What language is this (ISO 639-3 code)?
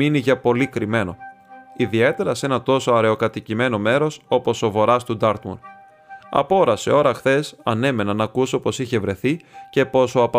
ell